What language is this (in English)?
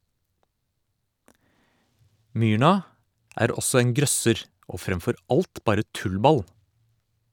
Norwegian